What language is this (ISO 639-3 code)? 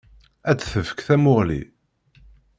kab